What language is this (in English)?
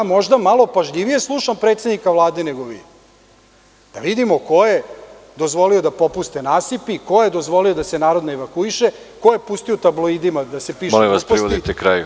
Serbian